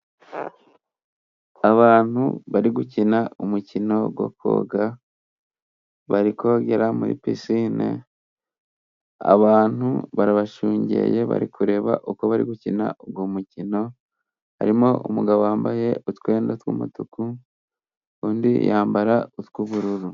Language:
Kinyarwanda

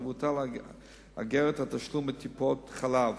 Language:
Hebrew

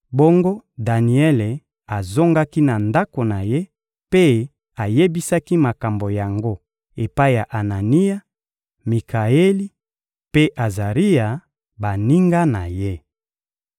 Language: Lingala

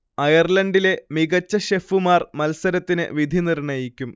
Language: Malayalam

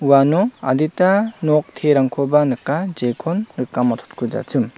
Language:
Garo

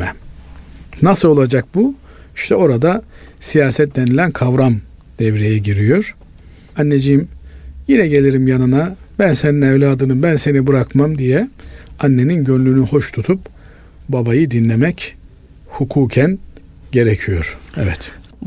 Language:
Turkish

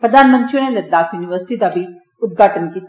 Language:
Dogri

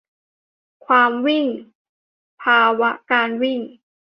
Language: Thai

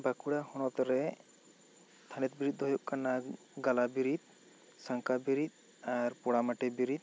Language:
Santali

